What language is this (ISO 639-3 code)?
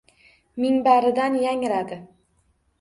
uzb